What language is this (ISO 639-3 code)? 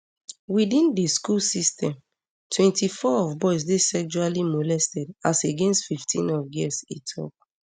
pcm